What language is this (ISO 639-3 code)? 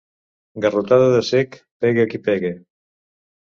cat